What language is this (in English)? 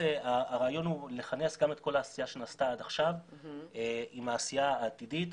Hebrew